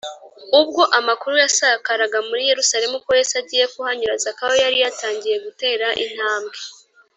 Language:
Kinyarwanda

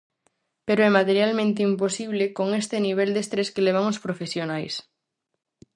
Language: Galician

